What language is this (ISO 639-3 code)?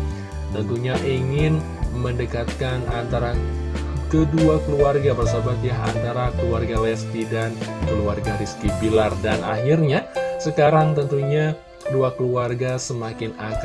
ind